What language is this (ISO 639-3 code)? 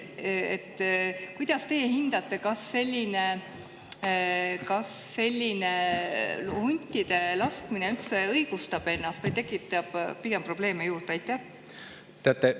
est